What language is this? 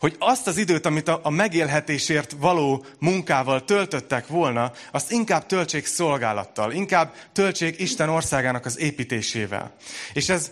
Hungarian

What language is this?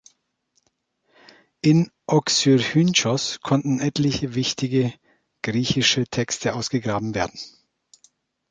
German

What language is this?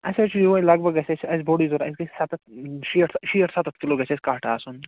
Kashmiri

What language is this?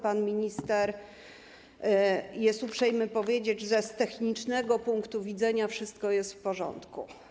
Polish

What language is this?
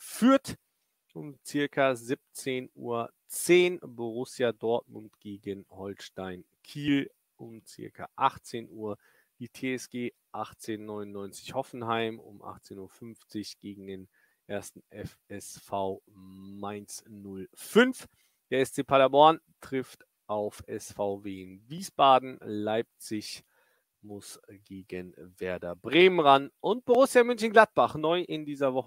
German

